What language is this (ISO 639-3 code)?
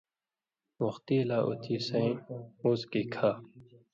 mvy